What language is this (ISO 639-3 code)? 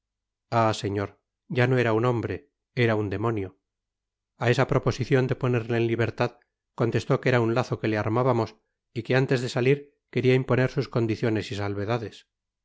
spa